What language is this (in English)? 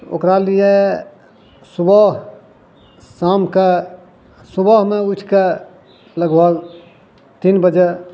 Maithili